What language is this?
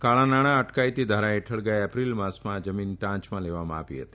Gujarati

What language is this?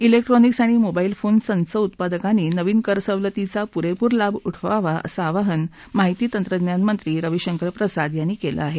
Marathi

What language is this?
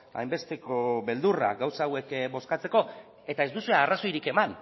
Basque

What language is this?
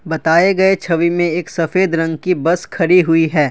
Hindi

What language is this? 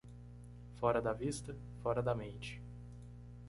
Portuguese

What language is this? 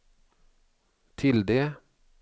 Swedish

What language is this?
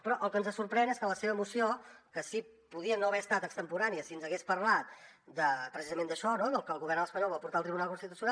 Catalan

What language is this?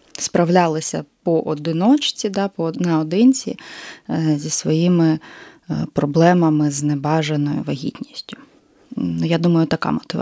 Ukrainian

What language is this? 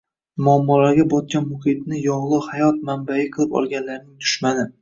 Uzbek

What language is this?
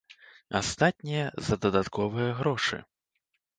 Belarusian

